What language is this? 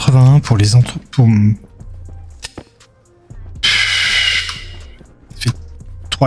French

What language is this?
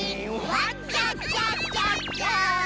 Japanese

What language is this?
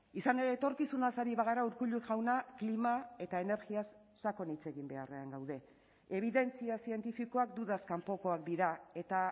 Basque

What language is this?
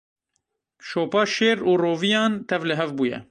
Kurdish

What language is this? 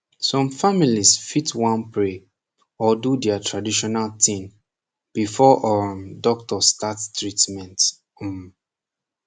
Nigerian Pidgin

